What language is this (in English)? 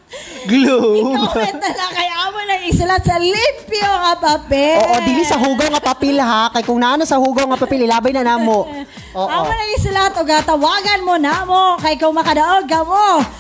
Filipino